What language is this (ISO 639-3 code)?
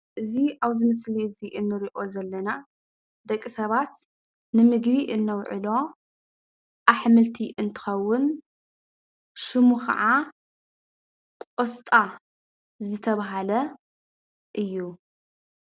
tir